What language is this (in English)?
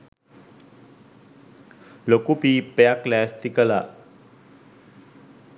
Sinhala